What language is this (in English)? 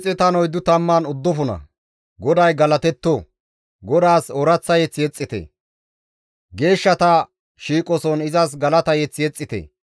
Gamo